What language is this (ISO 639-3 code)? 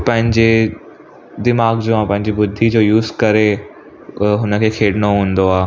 snd